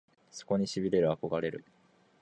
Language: Japanese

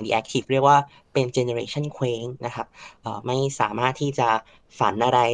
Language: Thai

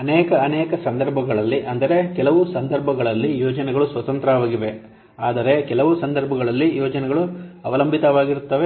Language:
Kannada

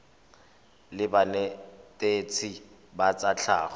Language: Tswana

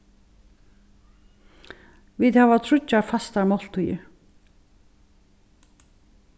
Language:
Faroese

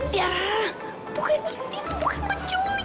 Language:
Indonesian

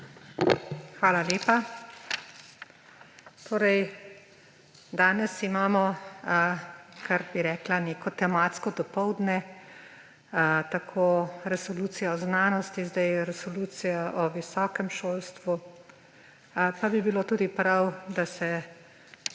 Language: Slovenian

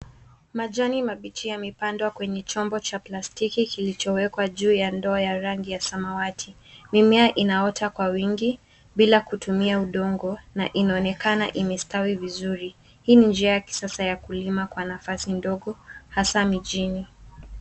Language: Swahili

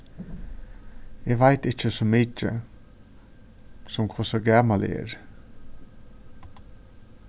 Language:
Faroese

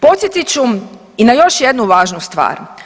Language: Croatian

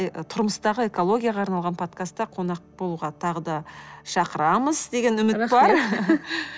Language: Kazakh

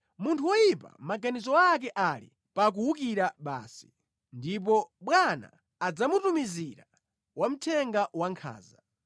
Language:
Nyanja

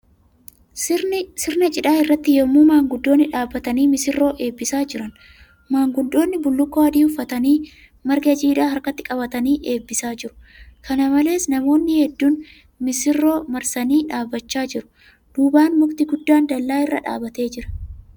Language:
Oromo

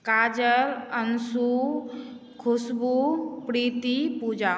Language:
Maithili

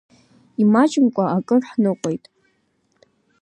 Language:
Abkhazian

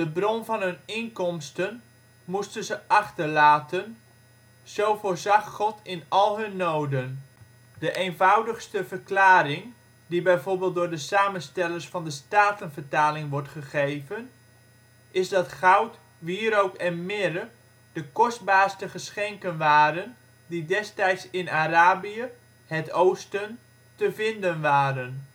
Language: Dutch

